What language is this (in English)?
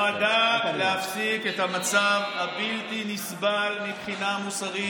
Hebrew